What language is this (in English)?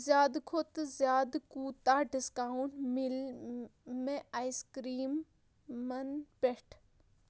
Kashmiri